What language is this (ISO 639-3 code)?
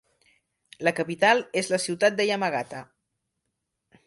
cat